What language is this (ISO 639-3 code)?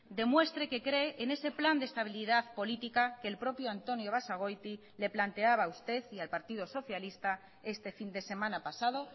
spa